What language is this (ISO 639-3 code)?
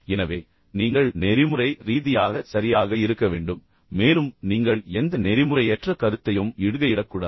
tam